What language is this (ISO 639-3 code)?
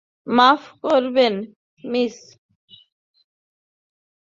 ben